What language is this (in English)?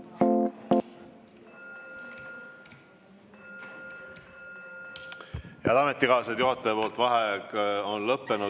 Estonian